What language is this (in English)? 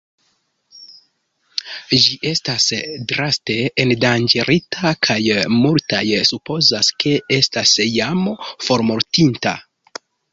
Esperanto